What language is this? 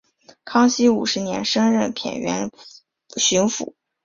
Chinese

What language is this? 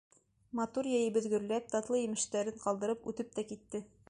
Bashkir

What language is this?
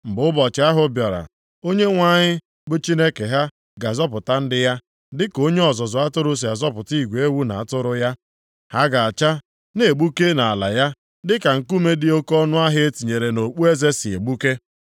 Igbo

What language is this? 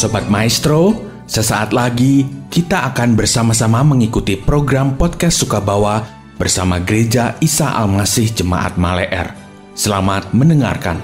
Indonesian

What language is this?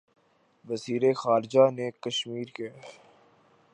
Urdu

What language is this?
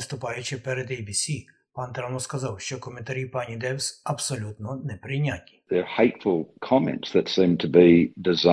Ukrainian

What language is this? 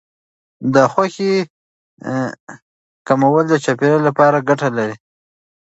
Pashto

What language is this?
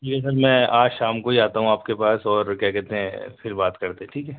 Urdu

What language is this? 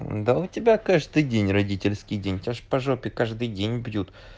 Russian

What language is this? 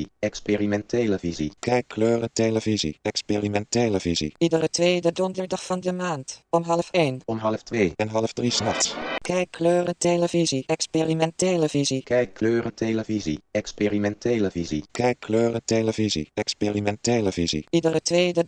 Dutch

